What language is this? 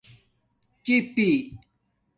Domaaki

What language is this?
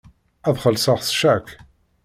Kabyle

